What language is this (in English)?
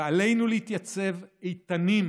Hebrew